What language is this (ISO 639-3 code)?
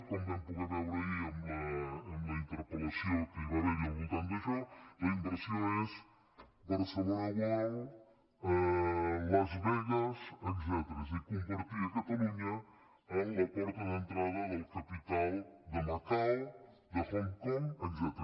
cat